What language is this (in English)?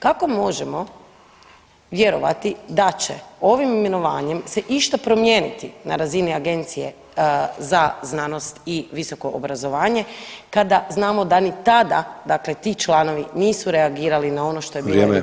Croatian